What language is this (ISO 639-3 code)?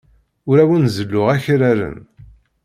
kab